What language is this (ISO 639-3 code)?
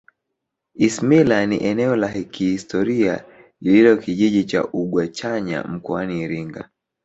swa